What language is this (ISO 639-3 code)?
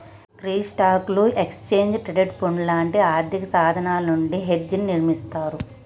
tel